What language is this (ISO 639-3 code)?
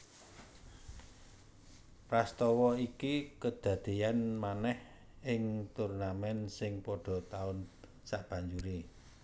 jav